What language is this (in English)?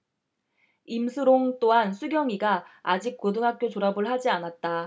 Korean